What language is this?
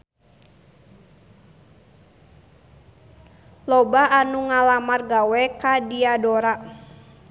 Sundanese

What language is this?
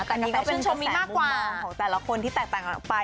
Thai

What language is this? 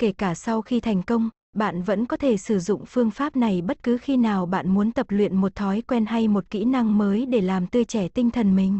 Vietnamese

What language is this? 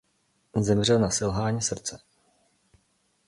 Czech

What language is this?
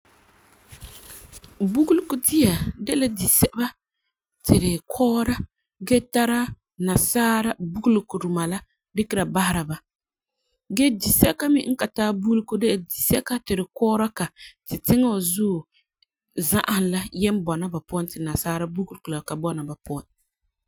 Frafra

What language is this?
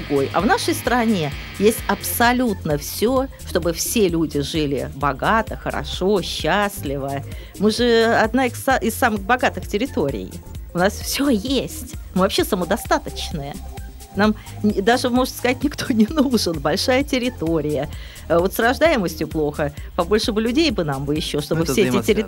Russian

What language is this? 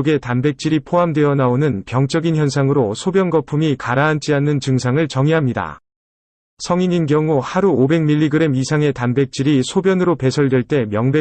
Korean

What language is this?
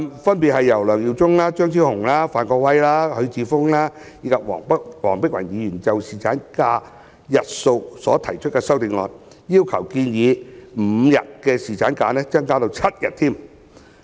Cantonese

